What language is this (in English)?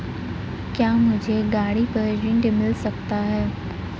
Hindi